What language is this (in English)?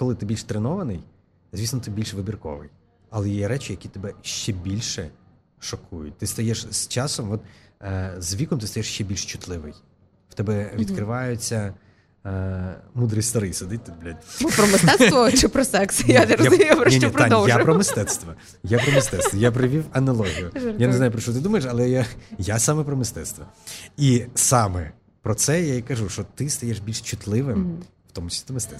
Ukrainian